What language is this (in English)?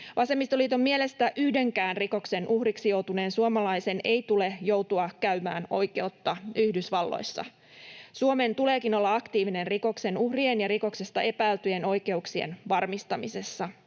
Finnish